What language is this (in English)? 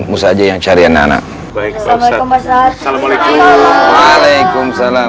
Indonesian